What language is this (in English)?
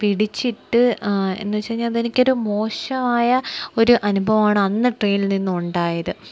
Malayalam